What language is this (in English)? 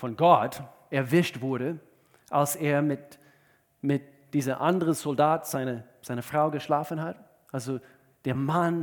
German